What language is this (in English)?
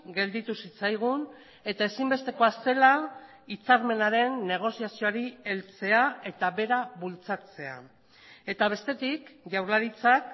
Basque